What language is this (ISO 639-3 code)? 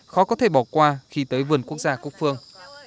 vie